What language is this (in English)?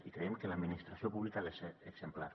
Catalan